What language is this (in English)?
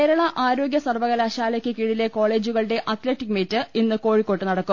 Malayalam